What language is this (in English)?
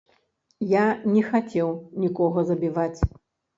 Belarusian